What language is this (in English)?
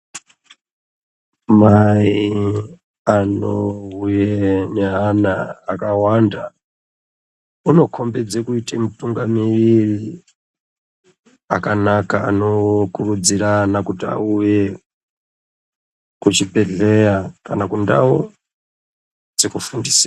Ndau